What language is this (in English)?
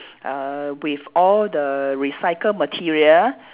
English